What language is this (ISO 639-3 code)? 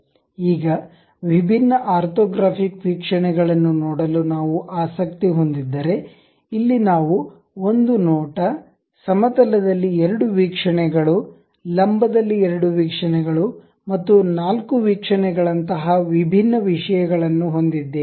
kan